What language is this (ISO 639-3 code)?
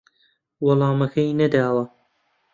ckb